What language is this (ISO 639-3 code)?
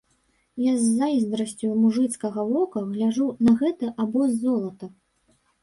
bel